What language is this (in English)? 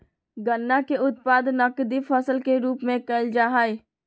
Magahi